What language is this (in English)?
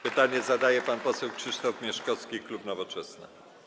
Polish